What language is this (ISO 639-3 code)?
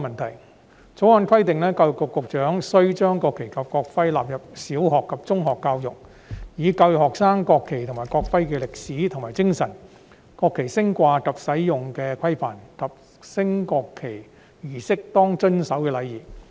yue